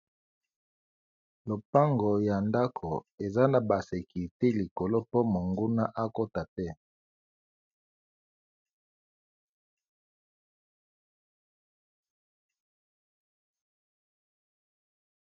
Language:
Lingala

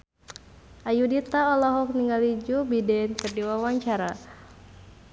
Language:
Sundanese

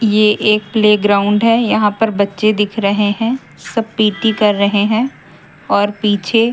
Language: Hindi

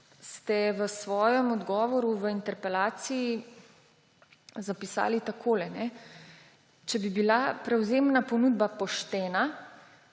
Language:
Slovenian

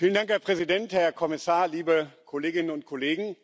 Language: German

